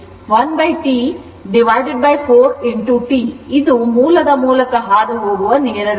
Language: Kannada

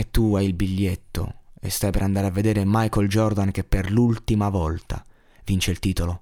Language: Italian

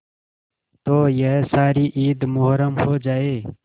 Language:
Hindi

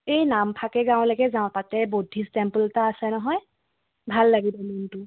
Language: Assamese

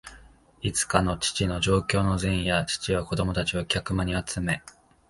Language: Japanese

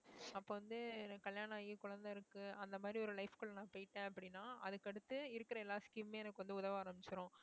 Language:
Tamil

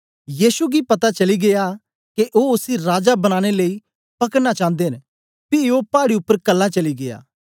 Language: Dogri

